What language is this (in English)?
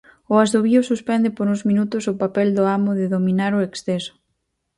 Galician